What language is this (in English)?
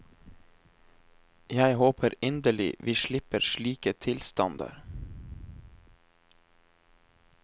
Norwegian